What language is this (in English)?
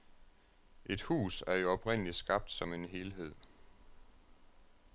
Danish